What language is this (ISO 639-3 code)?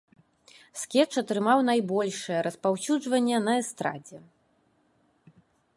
bel